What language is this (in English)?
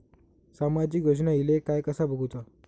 Marathi